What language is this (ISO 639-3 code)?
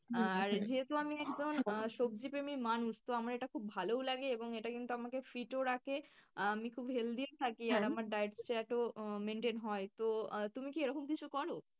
ben